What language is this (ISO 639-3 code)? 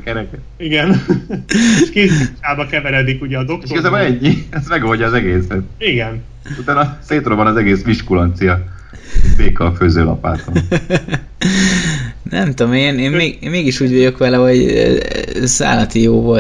hun